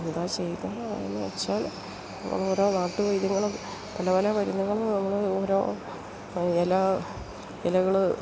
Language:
Malayalam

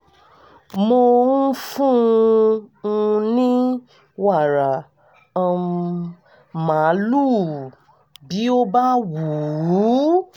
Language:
Yoruba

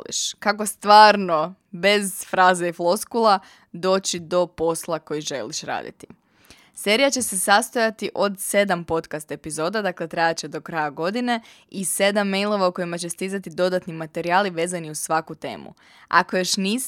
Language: Croatian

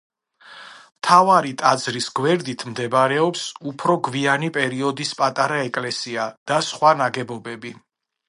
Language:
Georgian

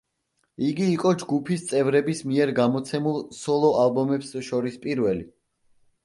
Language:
Georgian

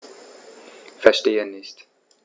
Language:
German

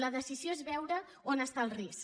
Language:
Catalan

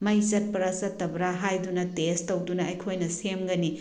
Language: Manipuri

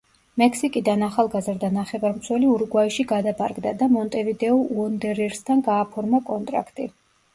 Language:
Georgian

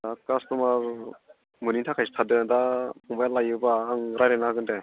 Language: Bodo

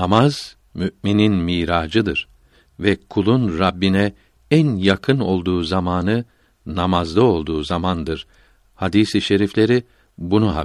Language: Turkish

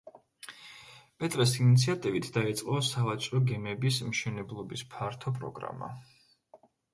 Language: Georgian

